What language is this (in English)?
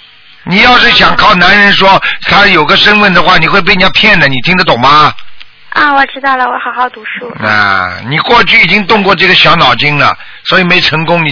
Chinese